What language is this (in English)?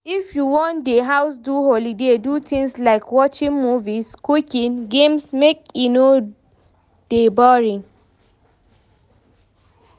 Nigerian Pidgin